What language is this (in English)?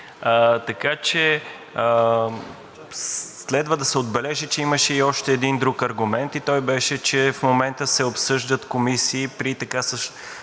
Bulgarian